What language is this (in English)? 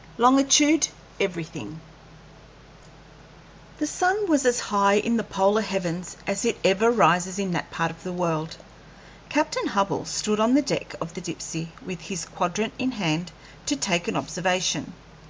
English